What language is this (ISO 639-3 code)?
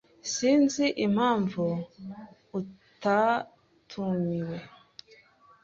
kin